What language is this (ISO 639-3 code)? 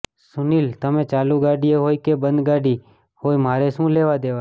guj